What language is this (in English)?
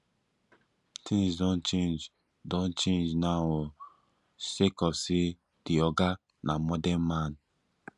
Nigerian Pidgin